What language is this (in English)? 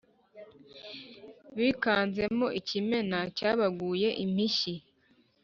Kinyarwanda